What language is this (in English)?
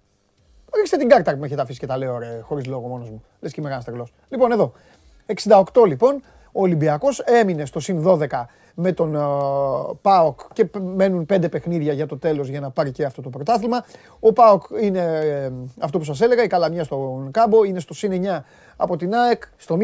Greek